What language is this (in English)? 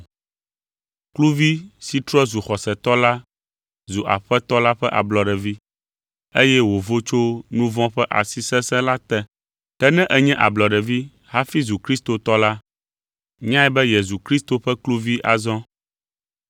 Ewe